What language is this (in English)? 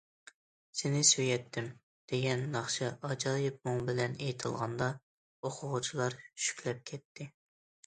Uyghur